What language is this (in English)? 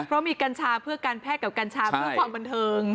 Thai